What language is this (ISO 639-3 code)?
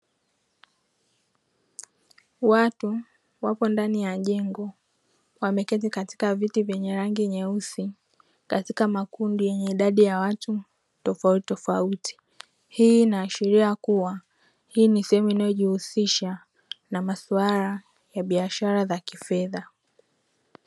swa